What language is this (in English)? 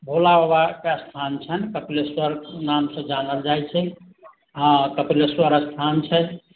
Maithili